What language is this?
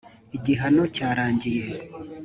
Kinyarwanda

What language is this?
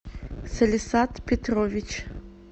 Russian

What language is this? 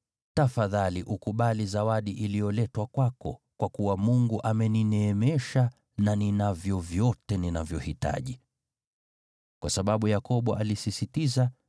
Swahili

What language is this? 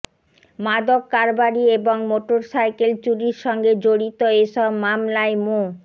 Bangla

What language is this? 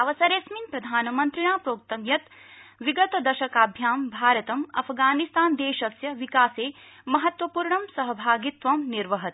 Sanskrit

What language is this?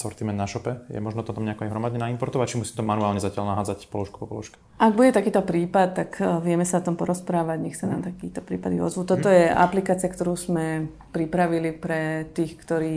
Slovak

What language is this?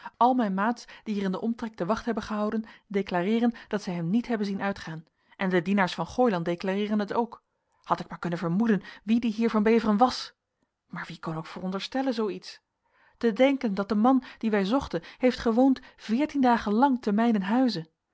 Dutch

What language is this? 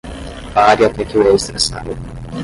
Portuguese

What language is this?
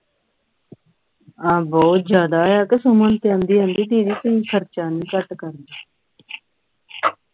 Punjabi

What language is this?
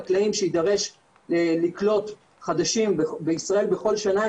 Hebrew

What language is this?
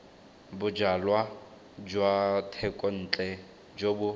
Tswana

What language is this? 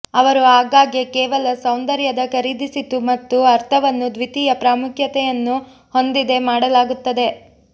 Kannada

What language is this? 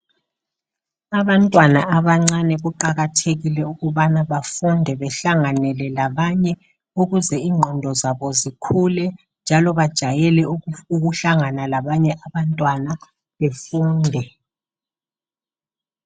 North Ndebele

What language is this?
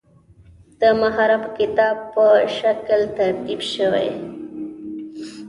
Pashto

